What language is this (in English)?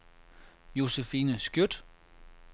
Danish